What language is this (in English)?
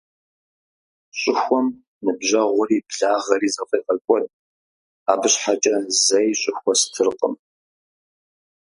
Kabardian